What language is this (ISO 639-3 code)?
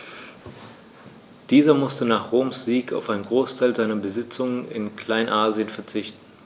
deu